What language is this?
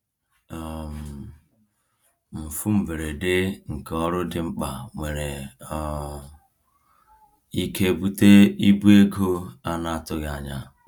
Igbo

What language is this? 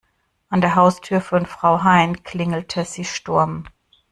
German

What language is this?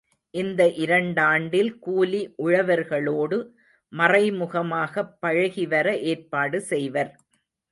Tamil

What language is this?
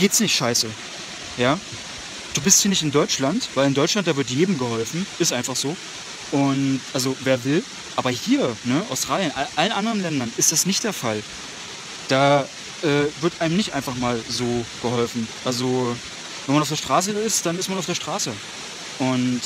German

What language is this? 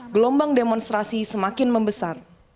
Indonesian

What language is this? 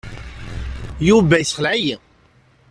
Kabyle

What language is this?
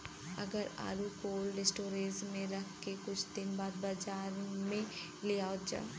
Bhojpuri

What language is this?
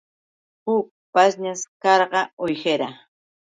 Yauyos Quechua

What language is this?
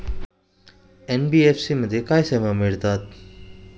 Marathi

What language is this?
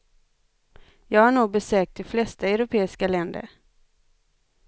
Swedish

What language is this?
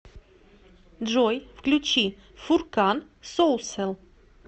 Russian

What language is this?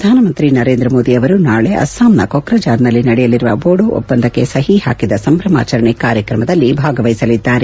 Kannada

